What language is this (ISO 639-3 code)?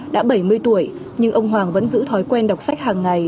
vie